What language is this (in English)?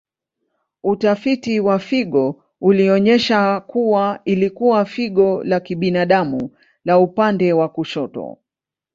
Swahili